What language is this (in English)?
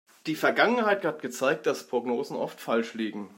German